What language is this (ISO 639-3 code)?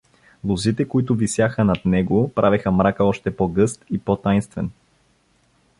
bul